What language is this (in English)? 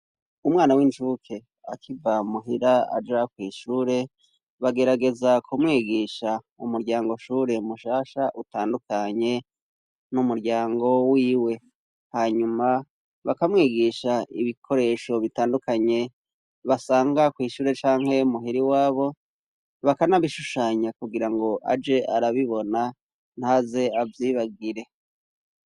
Rundi